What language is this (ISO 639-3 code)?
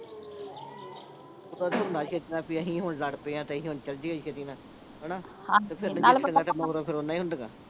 pan